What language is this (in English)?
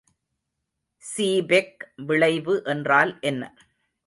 Tamil